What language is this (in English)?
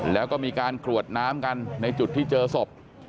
Thai